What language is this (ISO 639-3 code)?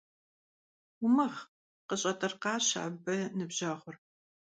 kbd